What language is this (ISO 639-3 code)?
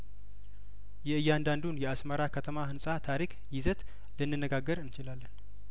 amh